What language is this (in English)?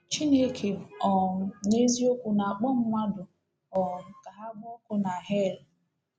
Igbo